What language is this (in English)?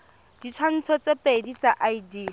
Tswana